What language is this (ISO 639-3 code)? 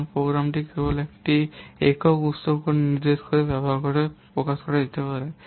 ben